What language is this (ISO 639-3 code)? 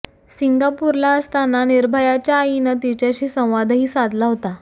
mar